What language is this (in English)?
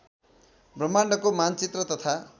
Nepali